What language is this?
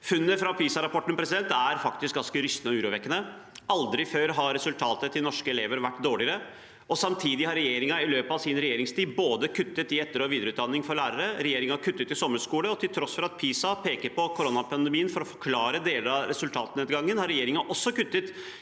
Norwegian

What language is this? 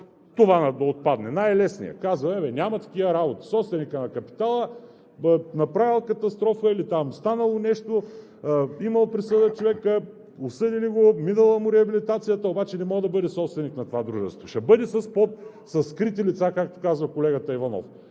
Bulgarian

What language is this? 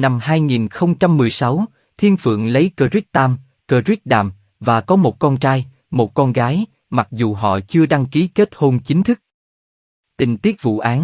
Vietnamese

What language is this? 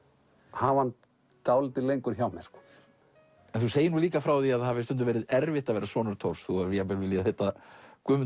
Icelandic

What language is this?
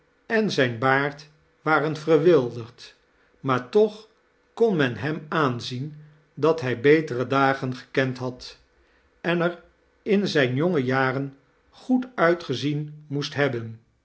Dutch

